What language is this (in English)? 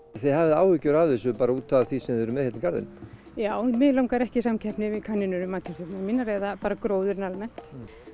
Icelandic